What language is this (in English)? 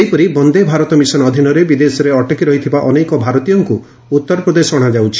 Odia